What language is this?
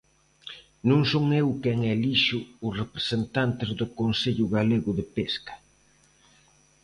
Galician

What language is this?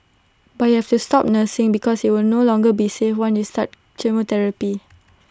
English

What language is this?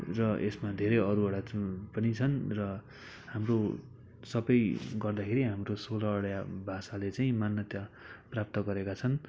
Nepali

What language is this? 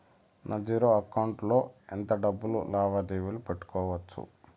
Telugu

